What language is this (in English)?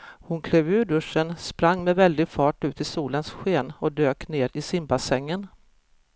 Swedish